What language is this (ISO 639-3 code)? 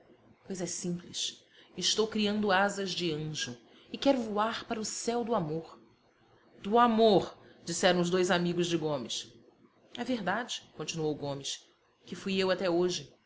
por